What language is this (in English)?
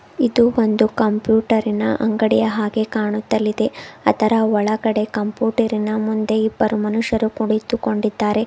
Kannada